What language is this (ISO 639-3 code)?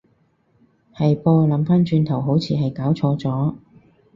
yue